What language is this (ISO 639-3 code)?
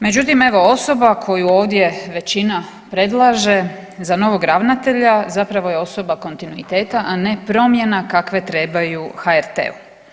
hrv